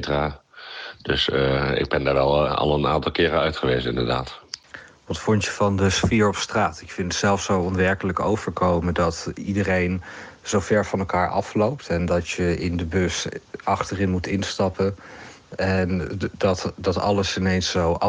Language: Dutch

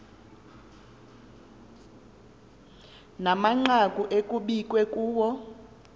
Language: Xhosa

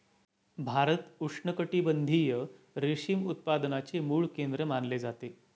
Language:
Marathi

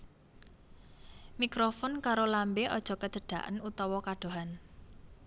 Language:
Javanese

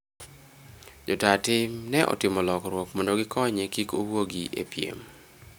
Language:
Luo (Kenya and Tanzania)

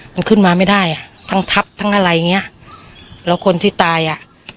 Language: Thai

